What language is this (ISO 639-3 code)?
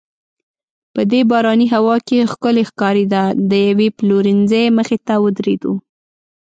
pus